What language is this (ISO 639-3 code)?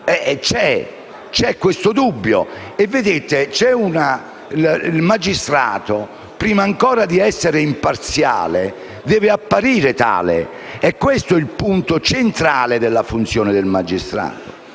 ita